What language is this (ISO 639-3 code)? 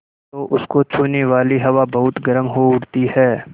hin